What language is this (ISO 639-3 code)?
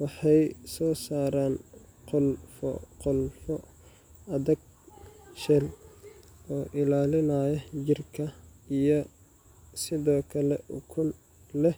som